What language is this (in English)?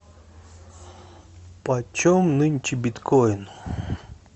Russian